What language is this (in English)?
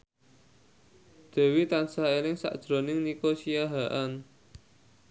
Javanese